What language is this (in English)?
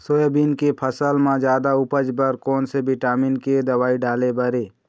Chhattisgarhi